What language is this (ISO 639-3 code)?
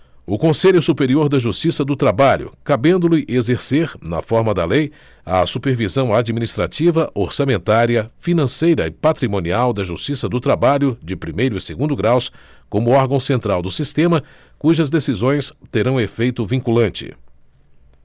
por